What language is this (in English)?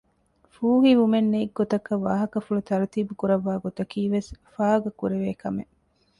Divehi